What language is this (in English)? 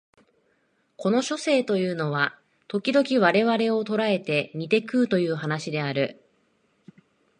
Japanese